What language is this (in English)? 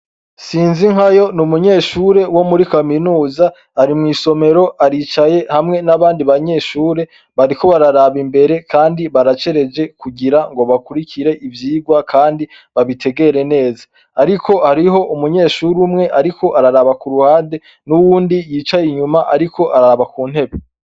Rundi